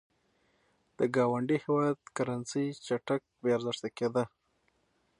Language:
Pashto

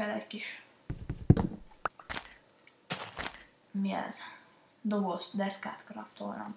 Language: Hungarian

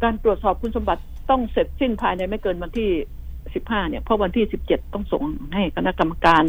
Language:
Thai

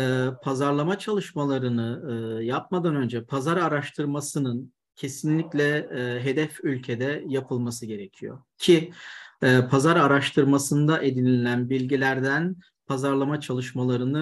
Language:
Turkish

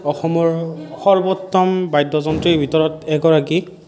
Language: Assamese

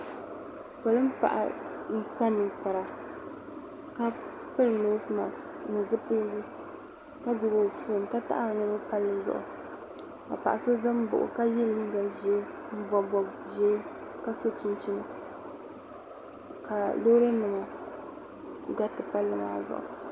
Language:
Dagbani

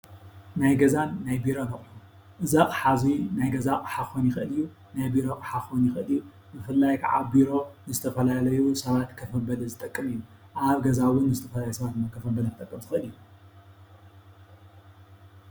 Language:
Tigrinya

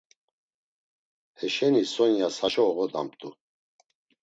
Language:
Laz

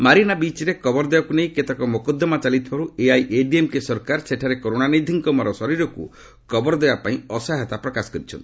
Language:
Odia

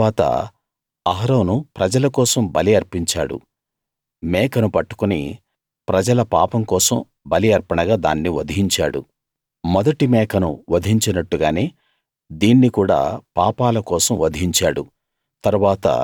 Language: Telugu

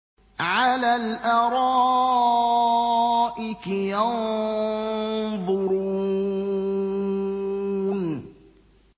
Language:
Arabic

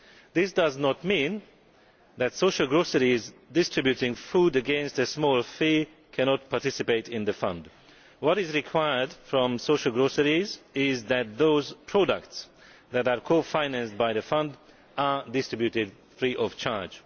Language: English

